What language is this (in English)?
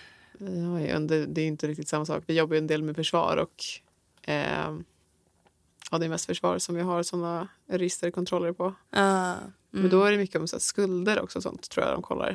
Swedish